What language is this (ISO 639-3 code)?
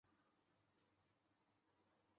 zho